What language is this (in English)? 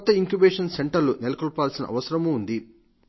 Telugu